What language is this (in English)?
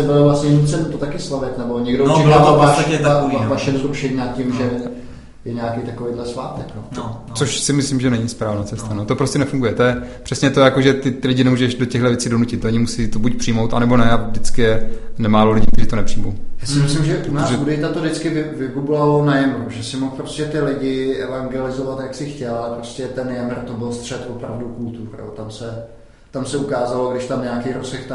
Czech